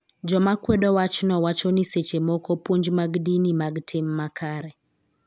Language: Luo (Kenya and Tanzania)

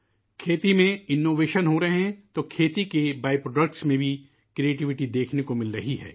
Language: Urdu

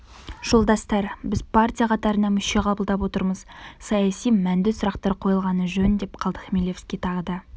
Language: Kazakh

